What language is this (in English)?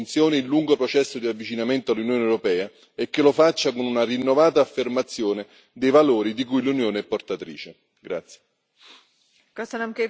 Italian